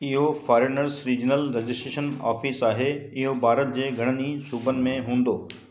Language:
Sindhi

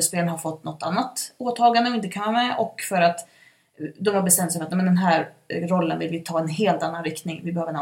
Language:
Swedish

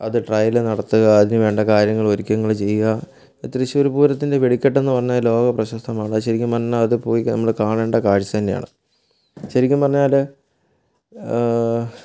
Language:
Malayalam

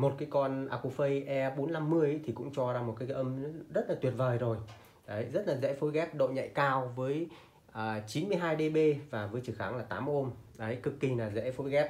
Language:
Vietnamese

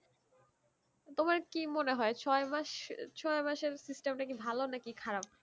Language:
Bangla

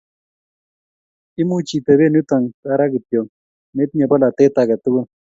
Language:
Kalenjin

